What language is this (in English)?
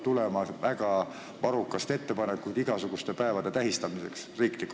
Estonian